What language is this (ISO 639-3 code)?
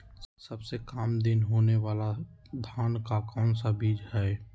mag